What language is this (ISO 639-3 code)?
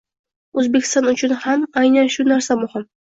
uzb